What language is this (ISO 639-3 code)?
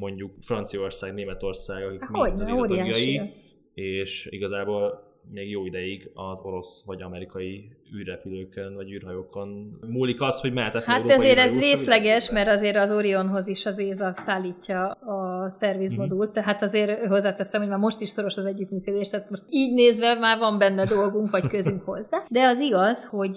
hun